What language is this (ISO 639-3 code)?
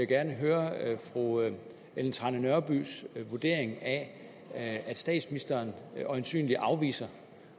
dan